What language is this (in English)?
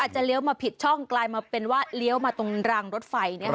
Thai